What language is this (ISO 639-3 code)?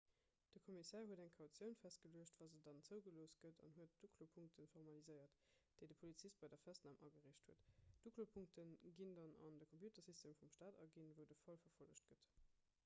ltz